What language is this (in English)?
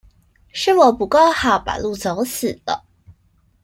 Chinese